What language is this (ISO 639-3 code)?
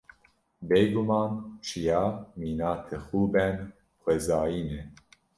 kur